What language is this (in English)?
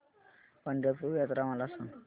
Marathi